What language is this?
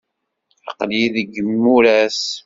Kabyle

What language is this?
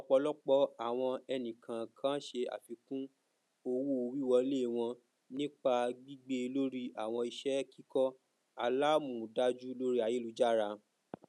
Yoruba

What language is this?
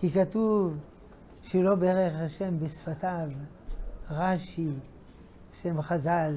Hebrew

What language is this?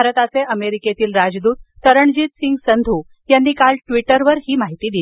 Marathi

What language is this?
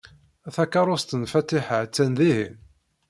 Kabyle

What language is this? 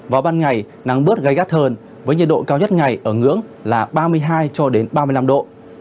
Vietnamese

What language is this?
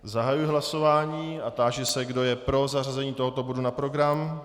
Czech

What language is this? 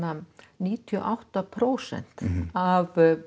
Icelandic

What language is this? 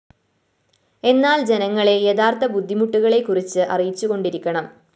Malayalam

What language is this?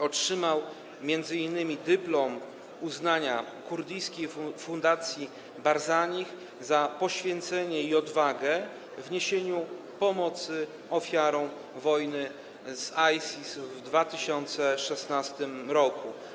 Polish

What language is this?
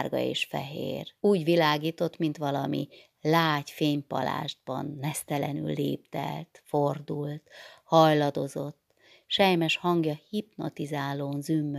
Hungarian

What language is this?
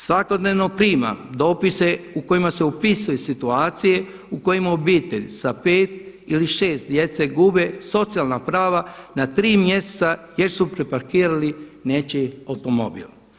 Croatian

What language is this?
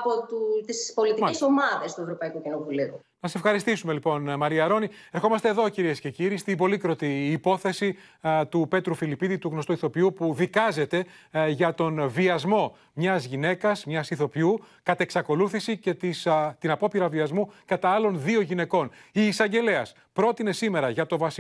Greek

